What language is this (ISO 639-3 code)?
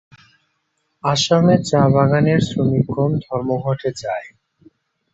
ben